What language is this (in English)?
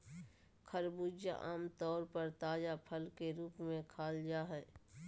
Magahi